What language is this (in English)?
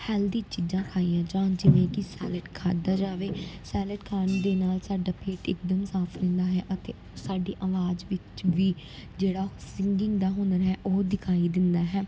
Punjabi